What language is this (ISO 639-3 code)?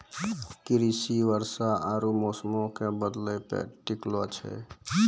mai